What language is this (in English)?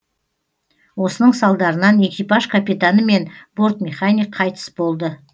Kazakh